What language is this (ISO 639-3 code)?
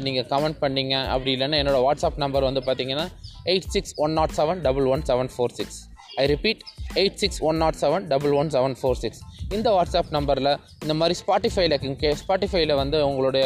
tam